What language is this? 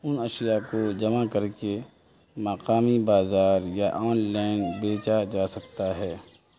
Urdu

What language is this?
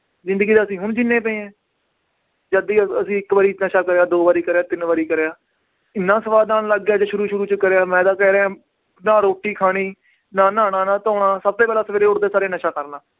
Punjabi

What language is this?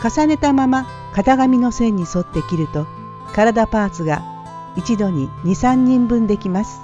Japanese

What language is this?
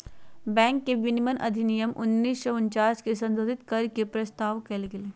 Magahi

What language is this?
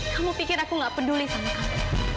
Indonesian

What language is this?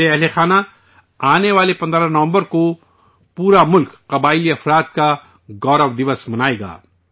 Urdu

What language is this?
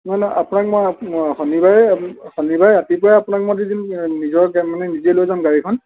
Assamese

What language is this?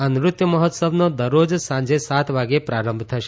Gujarati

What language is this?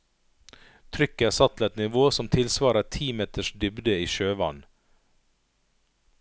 Norwegian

